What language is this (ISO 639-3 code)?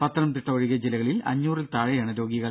mal